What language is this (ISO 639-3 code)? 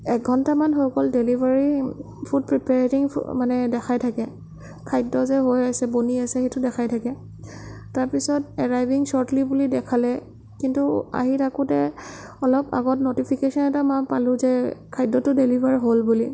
asm